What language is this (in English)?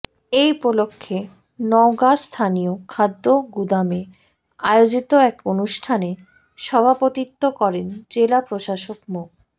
Bangla